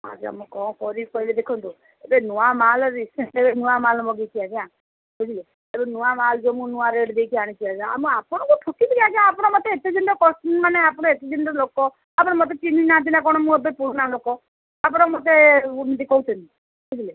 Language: Odia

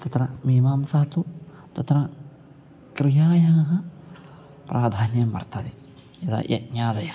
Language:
Sanskrit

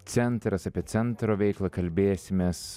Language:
Lithuanian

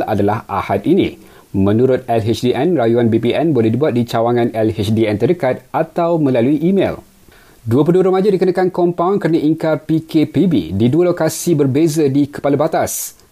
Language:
Malay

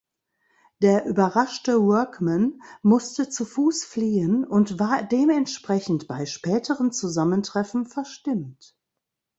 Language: German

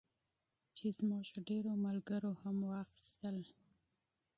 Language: Pashto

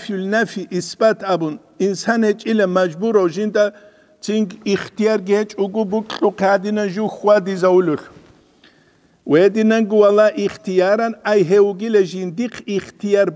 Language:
Arabic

